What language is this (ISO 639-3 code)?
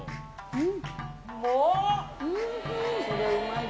jpn